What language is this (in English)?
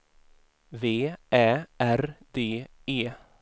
Swedish